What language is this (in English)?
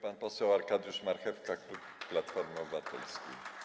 Polish